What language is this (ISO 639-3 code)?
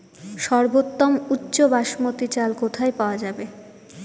ben